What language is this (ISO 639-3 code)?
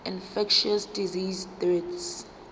zul